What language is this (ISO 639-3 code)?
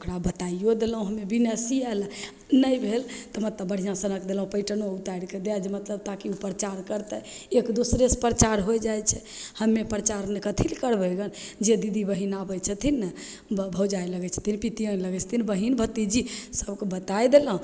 mai